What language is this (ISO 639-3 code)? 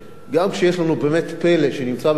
heb